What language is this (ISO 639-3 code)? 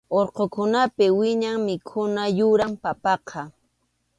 qxu